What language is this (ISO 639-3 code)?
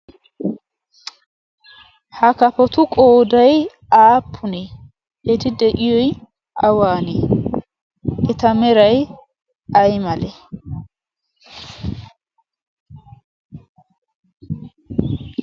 wal